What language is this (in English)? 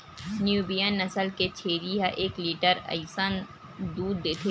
Chhattisgarhi